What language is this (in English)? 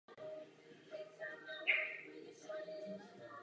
Czech